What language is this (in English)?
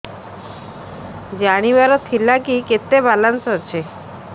Odia